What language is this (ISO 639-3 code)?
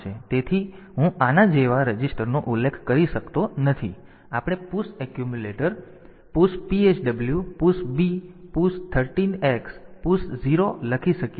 guj